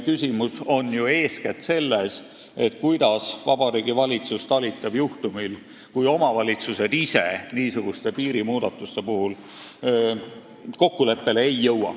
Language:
Estonian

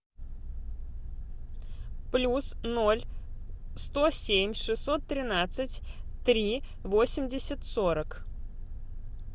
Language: Russian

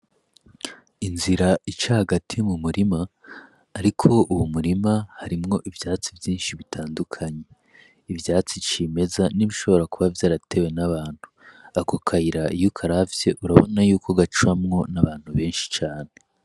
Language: Rundi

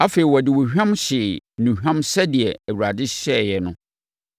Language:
Akan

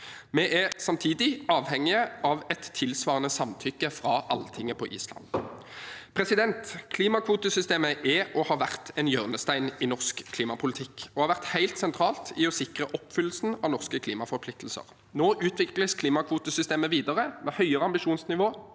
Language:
Norwegian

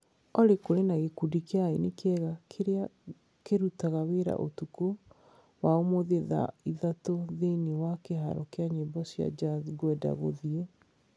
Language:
Kikuyu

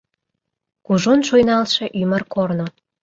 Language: Mari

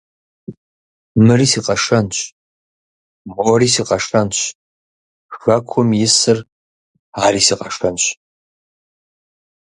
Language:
Kabardian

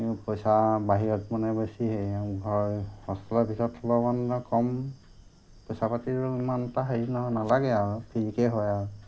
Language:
Assamese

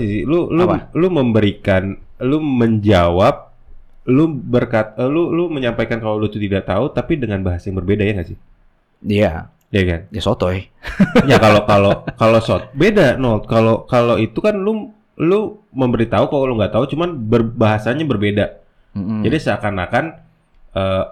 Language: Indonesian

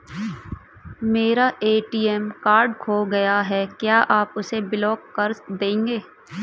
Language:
Hindi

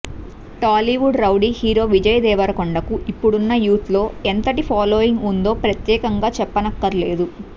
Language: Telugu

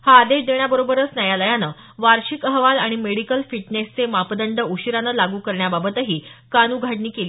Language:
Marathi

